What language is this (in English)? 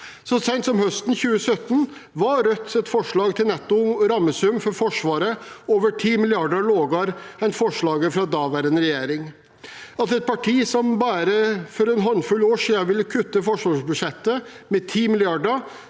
Norwegian